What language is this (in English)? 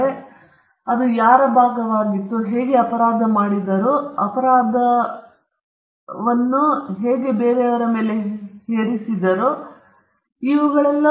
Kannada